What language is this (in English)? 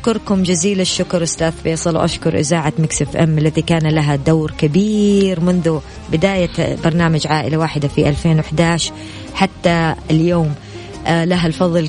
Arabic